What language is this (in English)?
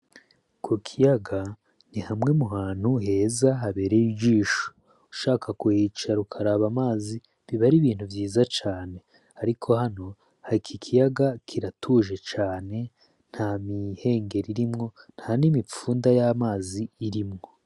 Rundi